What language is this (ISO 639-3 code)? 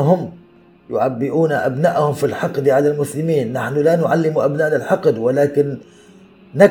ara